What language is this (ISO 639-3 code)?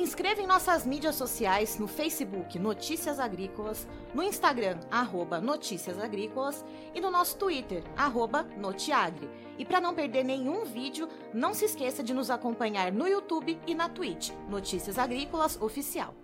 por